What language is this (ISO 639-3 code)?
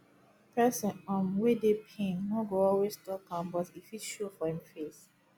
pcm